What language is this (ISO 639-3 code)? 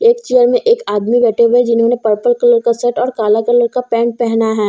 hin